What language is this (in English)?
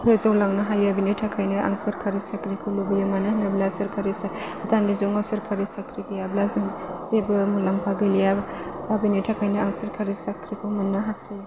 Bodo